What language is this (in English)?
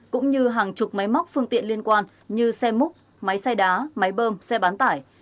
Vietnamese